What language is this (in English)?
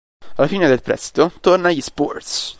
Italian